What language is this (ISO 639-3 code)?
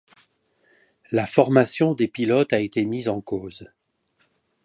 fra